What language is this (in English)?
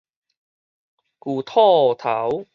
Min Nan Chinese